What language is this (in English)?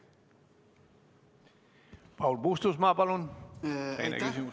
Estonian